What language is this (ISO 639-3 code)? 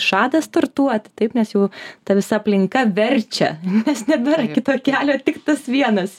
lit